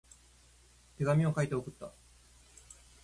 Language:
Japanese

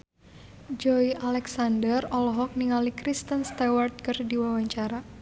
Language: Sundanese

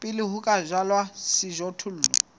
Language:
Southern Sotho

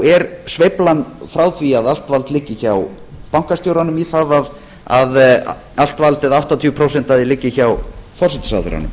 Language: Icelandic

